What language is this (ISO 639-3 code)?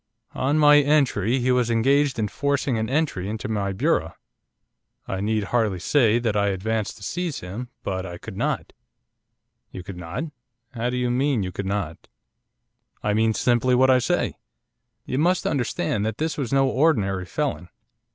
eng